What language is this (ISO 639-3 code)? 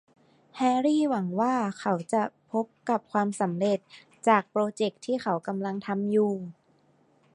tha